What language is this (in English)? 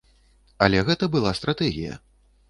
Belarusian